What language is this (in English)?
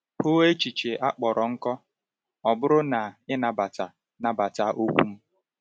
Igbo